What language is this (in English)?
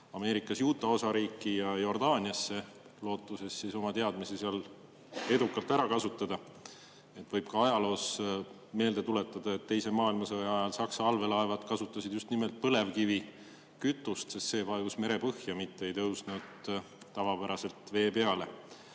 Estonian